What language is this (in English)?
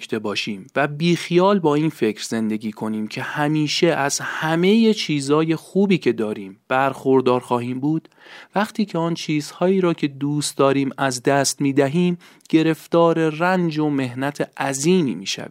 Persian